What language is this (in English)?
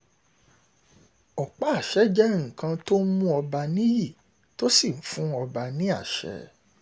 Yoruba